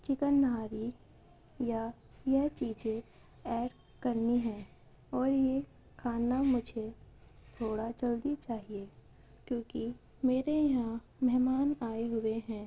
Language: Urdu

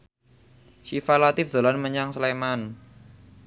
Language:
Javanese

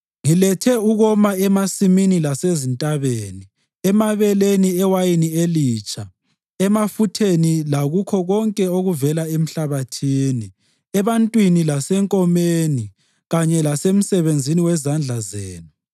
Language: North Ndebele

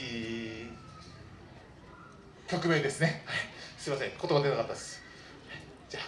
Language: Japanese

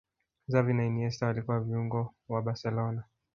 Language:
Swahili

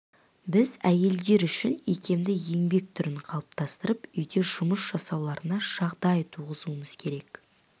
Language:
Kazakh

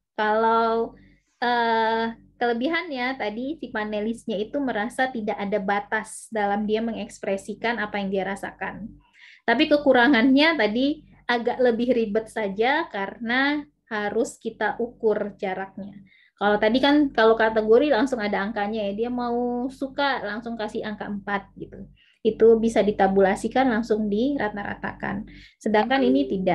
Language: Indonesian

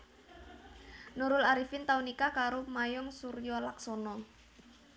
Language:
Javanese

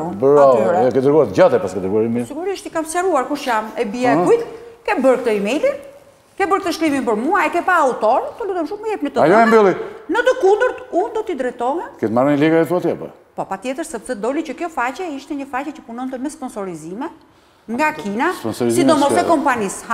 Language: Romanian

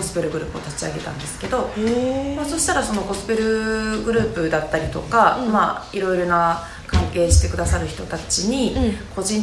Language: Japanese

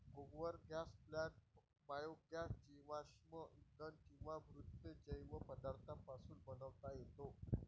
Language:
Marathi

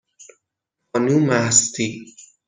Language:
Persian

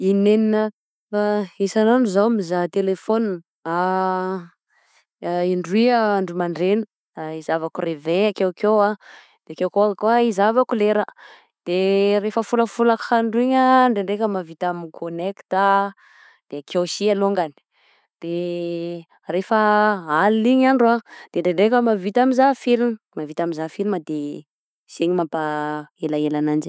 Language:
Southern Betsimisaraka Malagasy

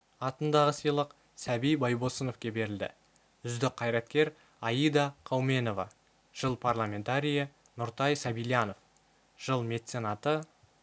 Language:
Kazakh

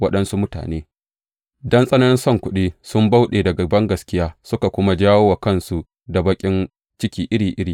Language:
Hausa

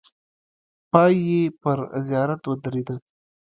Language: Pashto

